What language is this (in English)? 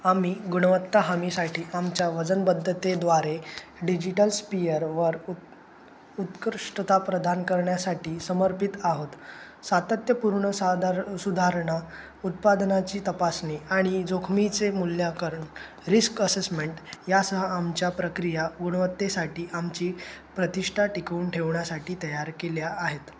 Marathi